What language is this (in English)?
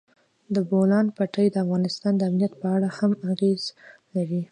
Pashto